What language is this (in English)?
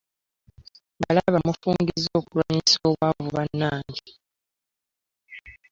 Ganda